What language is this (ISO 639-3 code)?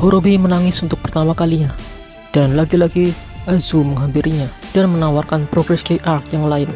ind